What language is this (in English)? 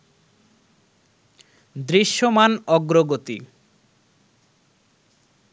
Bangla